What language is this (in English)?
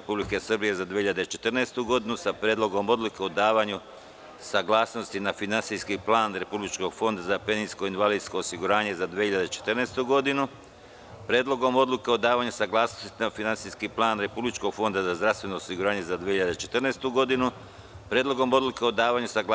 Serbian